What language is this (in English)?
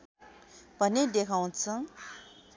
Nepali